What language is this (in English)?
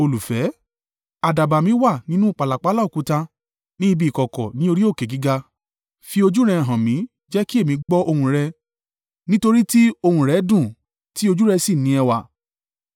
Yoruba